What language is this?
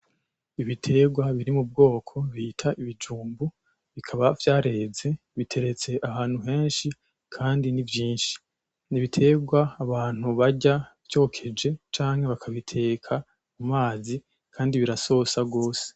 Rundi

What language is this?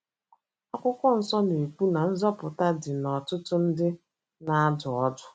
Igbo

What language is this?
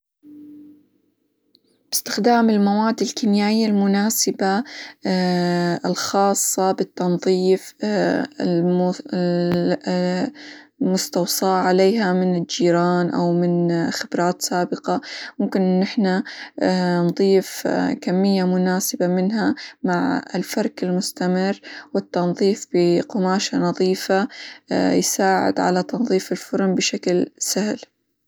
Hijazi Arabic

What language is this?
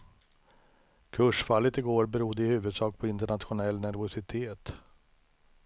Swedish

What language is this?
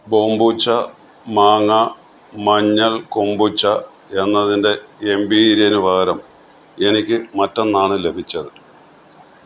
Malayalam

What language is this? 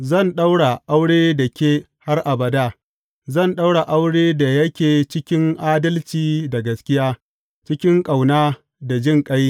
Hausa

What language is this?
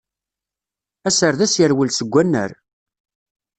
Kabyle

